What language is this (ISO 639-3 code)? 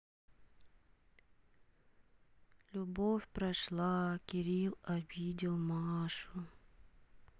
rus